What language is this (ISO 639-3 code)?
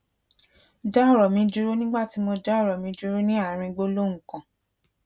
yor